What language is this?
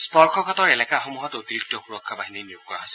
Assamese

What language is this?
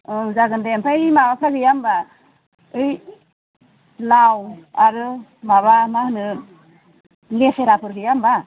Bodo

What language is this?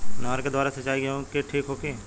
Bhojpuri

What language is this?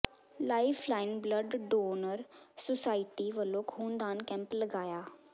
Punjabi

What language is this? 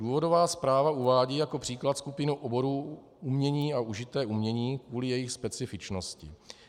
Czech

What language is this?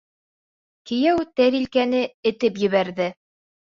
Bashkir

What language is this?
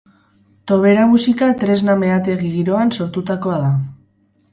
Basque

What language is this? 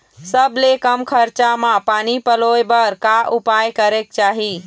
Chhattisgarhi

